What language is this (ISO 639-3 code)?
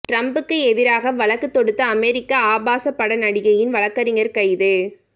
tam